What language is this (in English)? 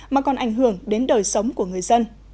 Vietnamese